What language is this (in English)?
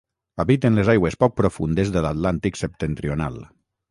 Catalan